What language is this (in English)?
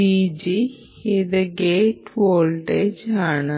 Malayalam